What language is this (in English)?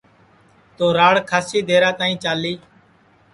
Sansi